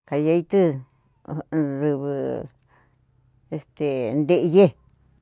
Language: Cuyamecalco Mixtec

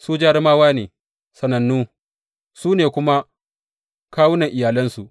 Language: Hausa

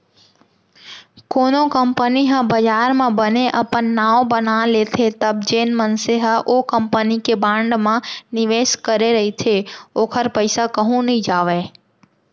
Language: Chhattisgarhi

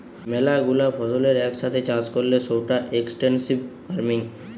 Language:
Bangla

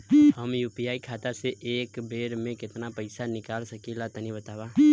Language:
Bhojpuri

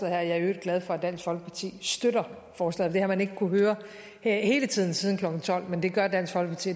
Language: Danish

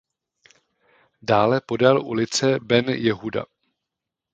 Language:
Czech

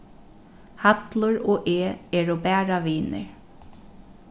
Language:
Faroese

